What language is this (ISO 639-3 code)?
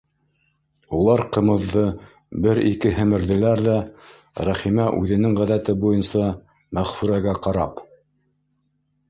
bak